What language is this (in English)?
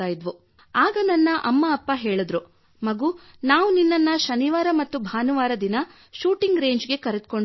Kannada